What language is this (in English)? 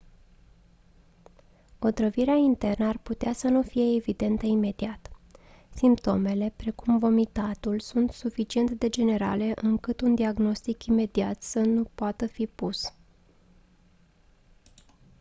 Romanian